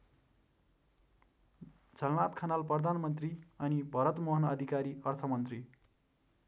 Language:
Nepali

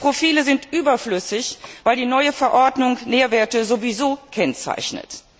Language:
German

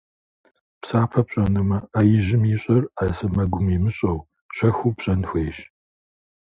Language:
Kabardian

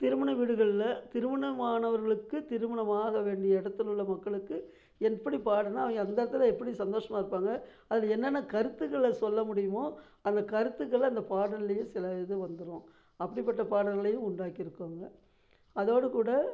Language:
Tamil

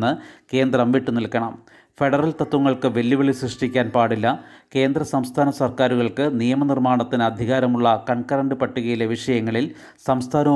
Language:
Malayalam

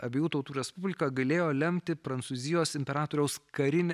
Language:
Lithuanian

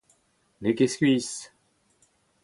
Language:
Breton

